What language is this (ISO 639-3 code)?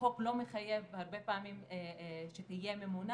heb